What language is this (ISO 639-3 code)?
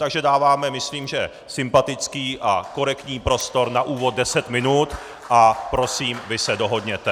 ces